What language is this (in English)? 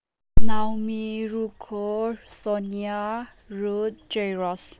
Manipuri